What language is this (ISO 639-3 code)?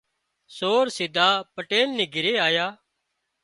kxp